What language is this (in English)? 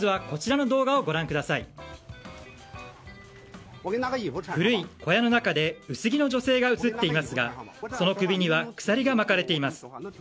Japanese